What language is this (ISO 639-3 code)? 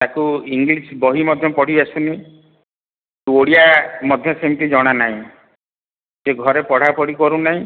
ori